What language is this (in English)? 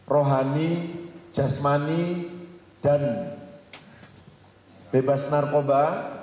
Indonesian